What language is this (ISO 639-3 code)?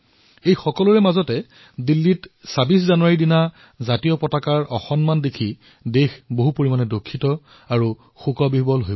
asm